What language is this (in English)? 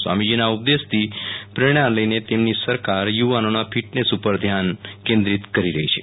Gujarati